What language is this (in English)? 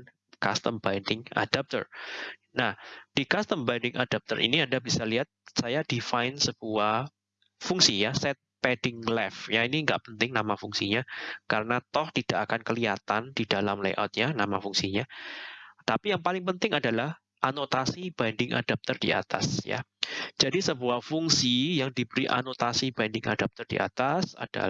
Indonesian